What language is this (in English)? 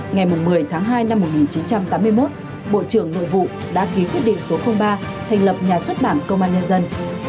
Vietnamese